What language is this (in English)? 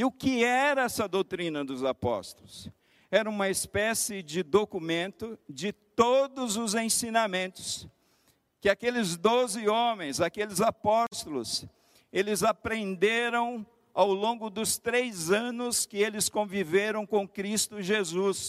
Portuguese